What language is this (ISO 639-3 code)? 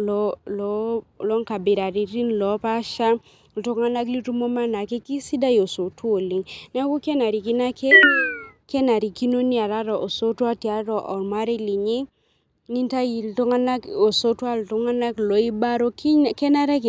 mas